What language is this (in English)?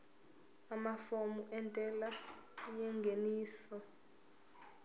Zulu